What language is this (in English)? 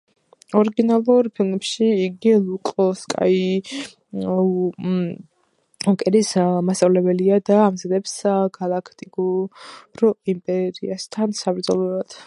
Georgian